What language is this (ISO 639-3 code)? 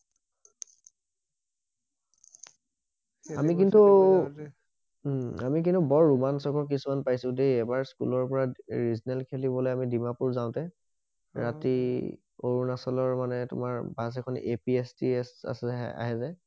asm